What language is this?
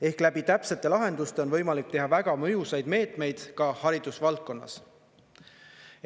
Estonian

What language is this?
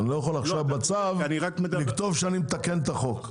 Hebrew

